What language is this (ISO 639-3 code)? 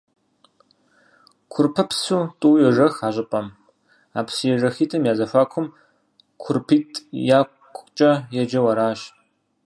kbd